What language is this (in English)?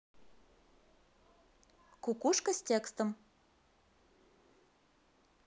Russian